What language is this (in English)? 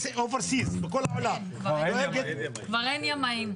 Hebrew